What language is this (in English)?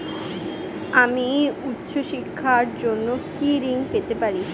Bangla